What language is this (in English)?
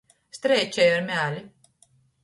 Latgalian